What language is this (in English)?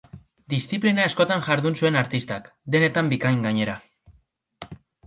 Basque